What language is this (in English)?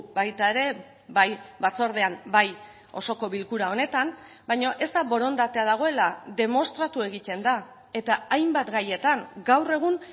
Basque